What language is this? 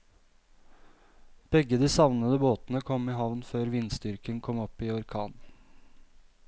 Norwegian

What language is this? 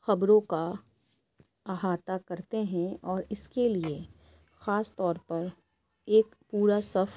Urdu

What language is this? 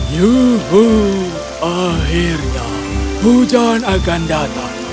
Indonesian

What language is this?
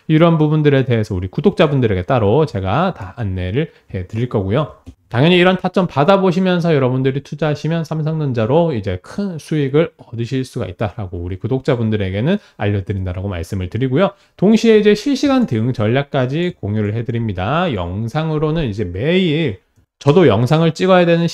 Korean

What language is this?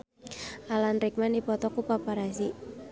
Sundanese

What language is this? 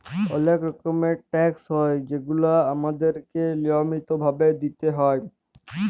Bangla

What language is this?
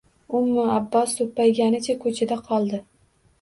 Uzbek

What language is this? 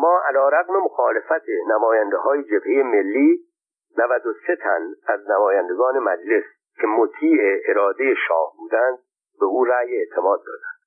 Persian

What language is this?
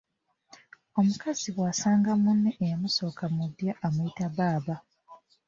Ganda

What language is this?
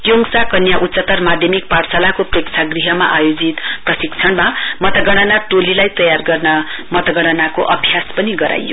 Nepali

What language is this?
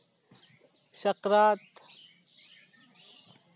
Santali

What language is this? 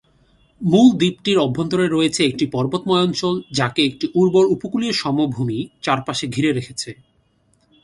Bangla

